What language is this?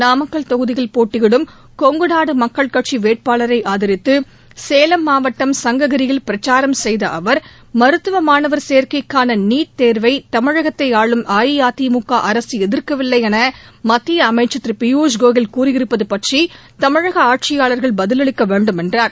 Tamil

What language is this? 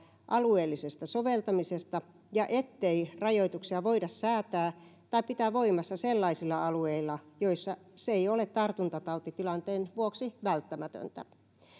Finnish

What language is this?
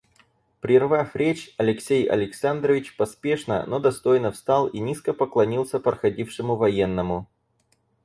Russian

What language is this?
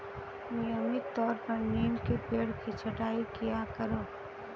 Hindi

